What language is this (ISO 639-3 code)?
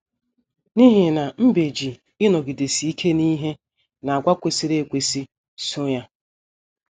ibo